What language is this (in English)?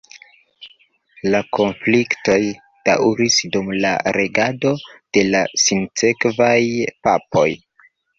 Esperanto